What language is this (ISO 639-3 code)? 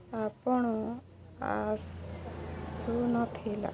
ori